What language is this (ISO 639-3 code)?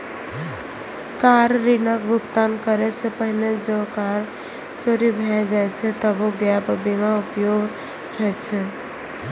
mai